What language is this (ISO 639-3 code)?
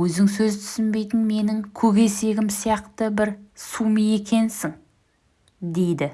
tur